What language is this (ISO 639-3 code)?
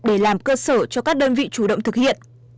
vie